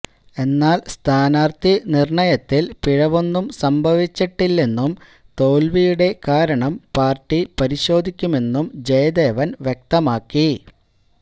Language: Malayalam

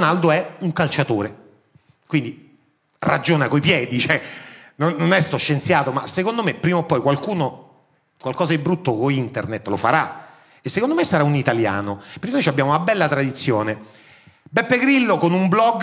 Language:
Italian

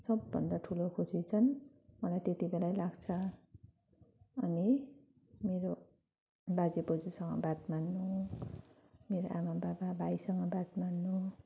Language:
Nepali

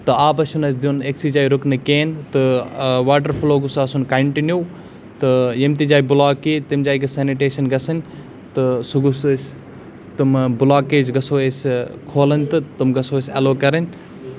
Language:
Kashmiri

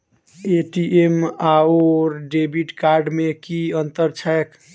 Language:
Maithili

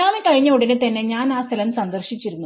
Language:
Malayalam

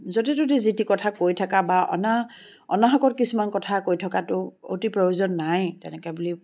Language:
Assamese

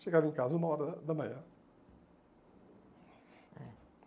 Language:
Portuguese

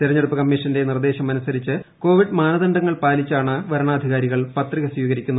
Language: Malayalam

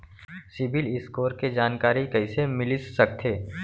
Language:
Chhattisgarhi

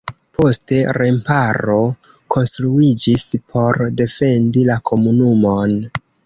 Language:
Esperanto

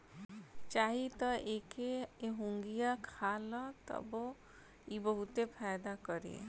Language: Bhojpuri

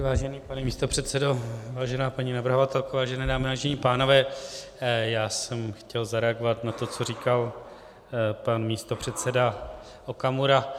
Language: Czech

